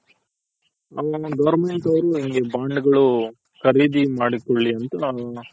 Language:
Kannada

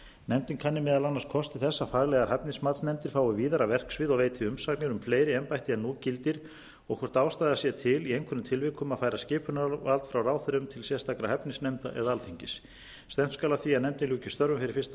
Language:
Icelandic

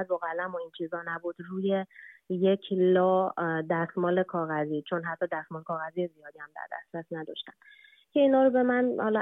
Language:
Persian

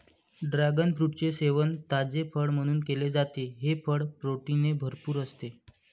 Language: Marathi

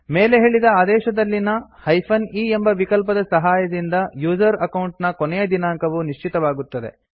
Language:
Kannada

